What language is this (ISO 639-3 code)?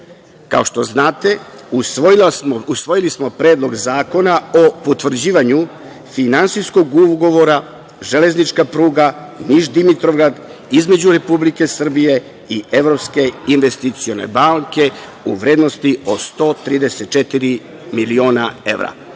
srp